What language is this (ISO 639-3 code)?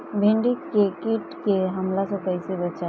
bho